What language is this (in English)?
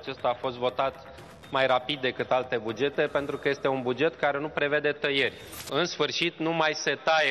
Romanian